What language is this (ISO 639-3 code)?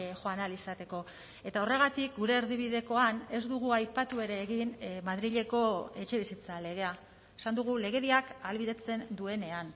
eus